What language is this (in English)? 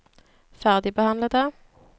Norwegian